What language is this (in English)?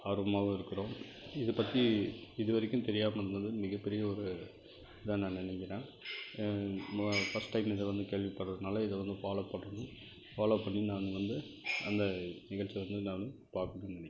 Tamil